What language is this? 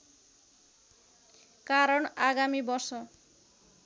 Nepali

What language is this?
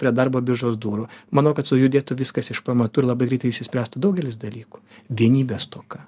Lithuanian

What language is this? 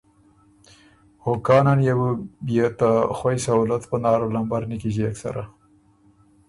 Ormuri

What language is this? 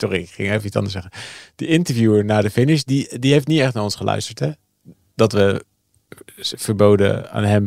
Dutch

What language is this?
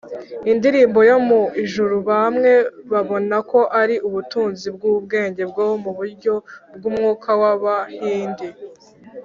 Kinyarwanda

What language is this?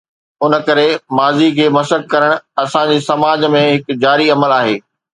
Sindhi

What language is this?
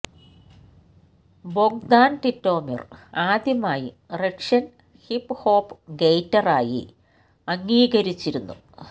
Malayalam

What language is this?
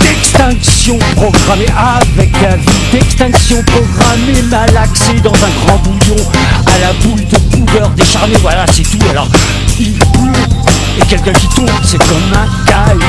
French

